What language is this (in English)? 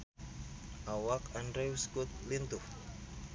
Sundanese